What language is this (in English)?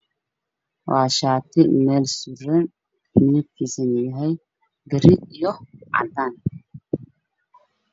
Somali